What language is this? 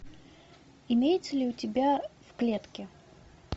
Russian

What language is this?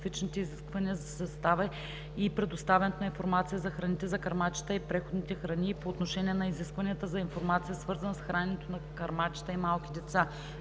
Bulgarian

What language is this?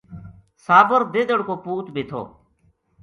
Gujari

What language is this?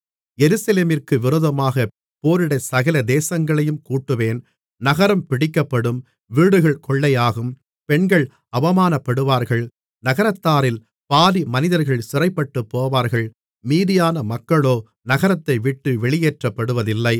Tamil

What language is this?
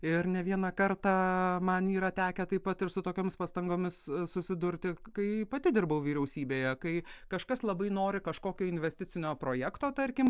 Lithuanian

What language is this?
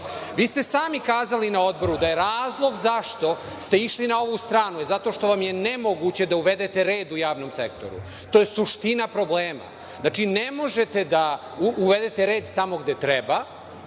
Serbian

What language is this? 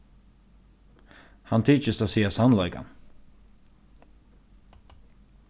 Faroese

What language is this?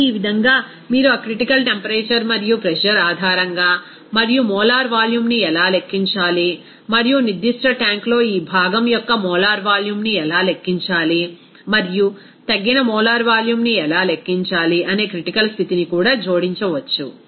Telugu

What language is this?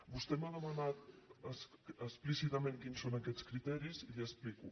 Catalan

